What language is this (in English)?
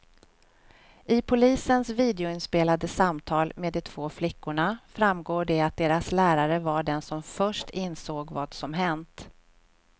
Swedish